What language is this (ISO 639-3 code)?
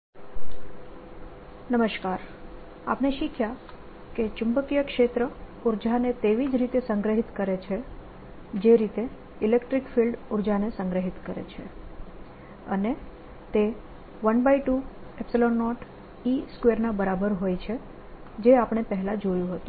guj